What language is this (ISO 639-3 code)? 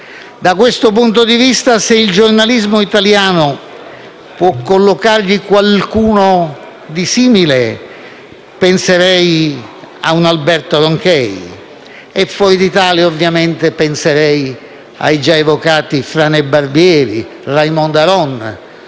ita